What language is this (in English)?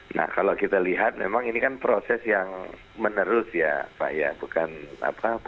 Indonesian